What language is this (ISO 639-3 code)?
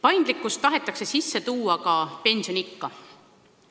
est